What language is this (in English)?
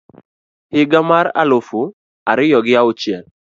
Luo (Kenya and Tanzania)